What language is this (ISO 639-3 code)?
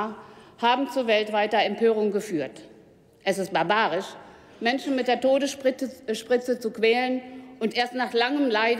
deu